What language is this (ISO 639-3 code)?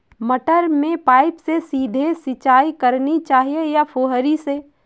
hin